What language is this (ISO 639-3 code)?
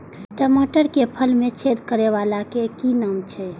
mai